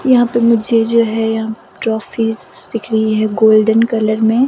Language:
Hindi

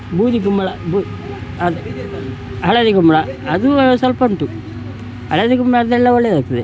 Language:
Kannada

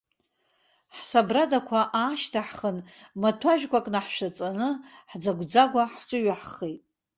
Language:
Abkhazian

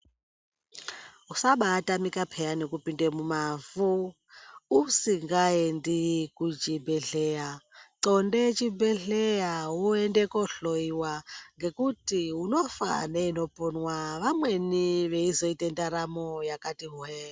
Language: Ndau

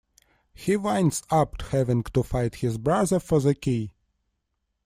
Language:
English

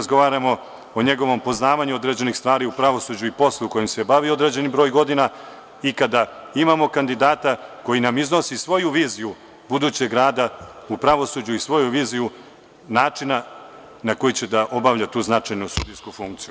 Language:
Serbian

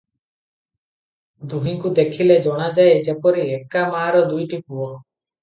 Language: Odia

